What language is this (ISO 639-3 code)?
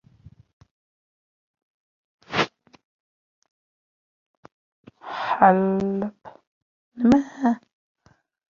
uzb